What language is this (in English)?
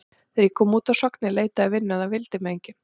Icelandic